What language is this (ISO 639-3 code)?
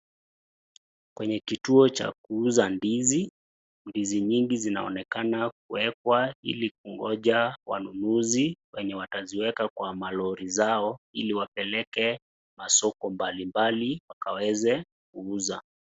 swa